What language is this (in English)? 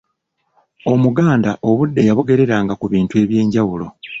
Ganda